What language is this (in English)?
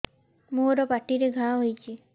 Odia